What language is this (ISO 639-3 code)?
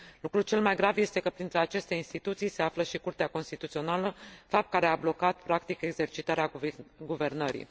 ron